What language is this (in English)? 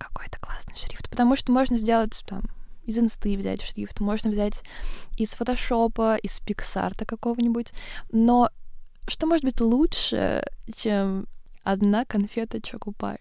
Russian